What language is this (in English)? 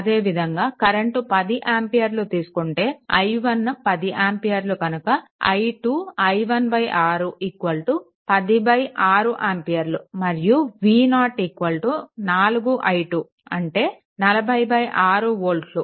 Telugu